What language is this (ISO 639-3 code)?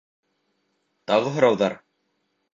bak